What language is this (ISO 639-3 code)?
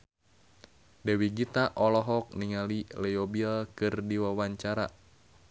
sun